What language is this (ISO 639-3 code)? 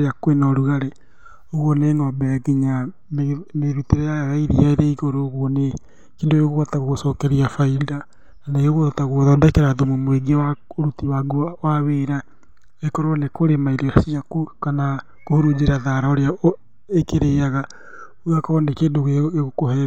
kik